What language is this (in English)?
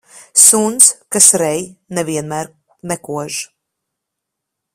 Latvian